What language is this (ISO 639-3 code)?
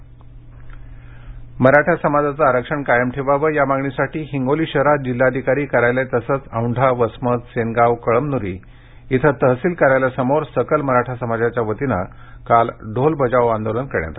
mar